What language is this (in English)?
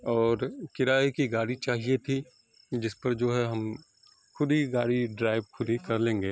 Urdu